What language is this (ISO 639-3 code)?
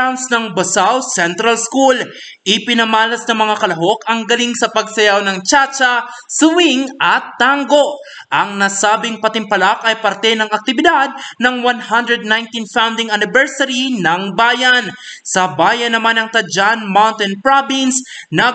fil